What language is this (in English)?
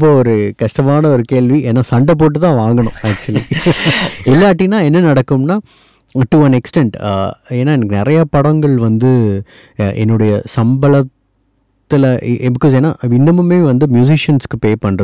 Tamil